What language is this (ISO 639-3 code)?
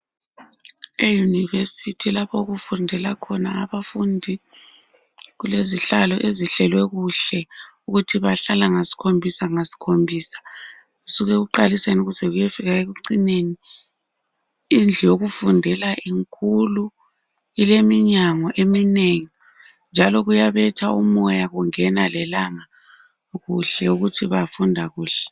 nde